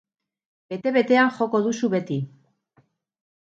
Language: Basque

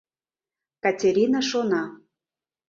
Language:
Mari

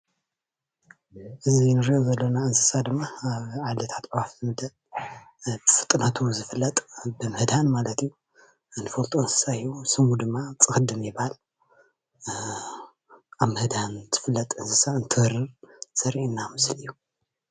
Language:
Tigrinya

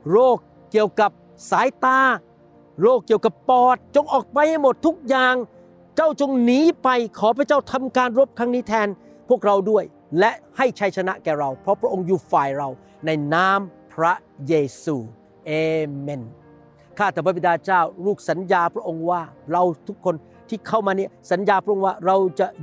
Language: Thai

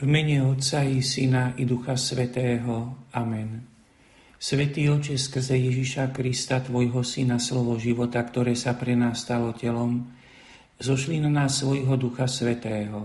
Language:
Slovak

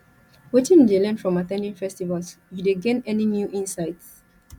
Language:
Nigerian Pidgin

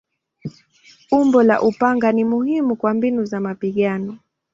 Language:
Swahili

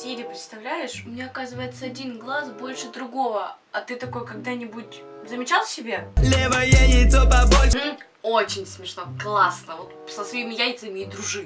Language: Russian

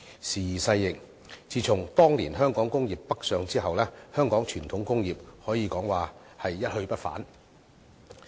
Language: Cantonese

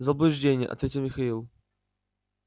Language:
Russian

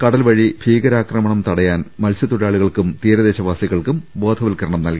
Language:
Malayalam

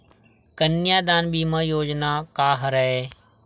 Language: Chhattisgarhi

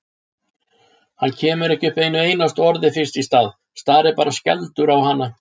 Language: Icelandic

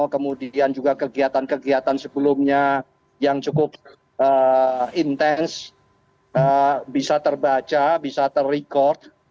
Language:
Indonesian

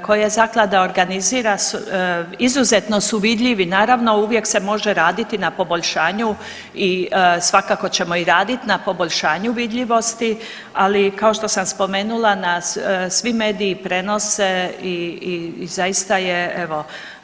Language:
Croatian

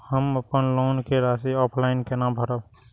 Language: Maithili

